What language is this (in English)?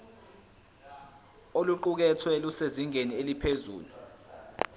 Zulu